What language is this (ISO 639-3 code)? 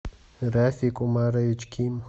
rus